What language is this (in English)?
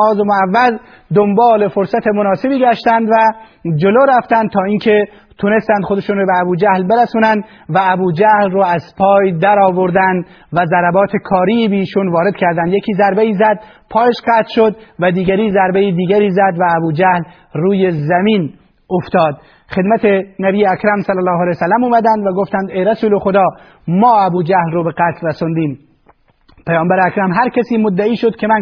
Persian